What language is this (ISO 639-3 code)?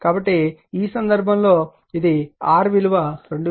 tel